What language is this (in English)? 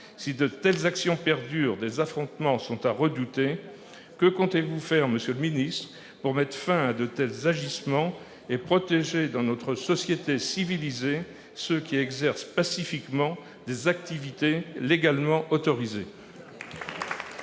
French